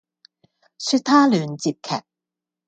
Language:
Cantonese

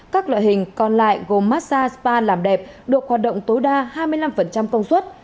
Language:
Vietnamese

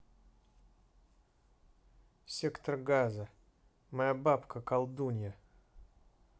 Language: Russian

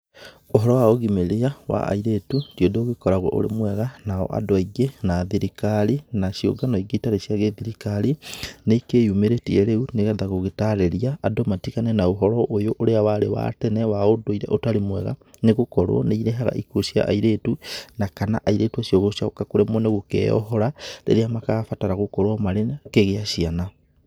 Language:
Kikuyu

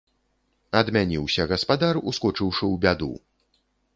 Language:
Belarusian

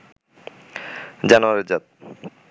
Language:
Bangla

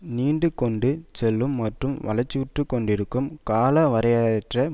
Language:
Tamil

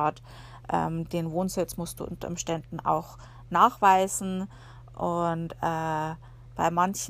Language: German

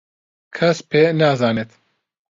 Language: Central Kurdish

